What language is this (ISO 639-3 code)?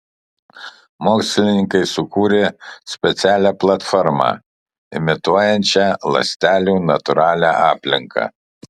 lit